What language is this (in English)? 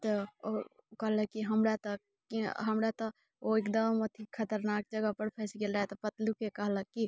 Maithili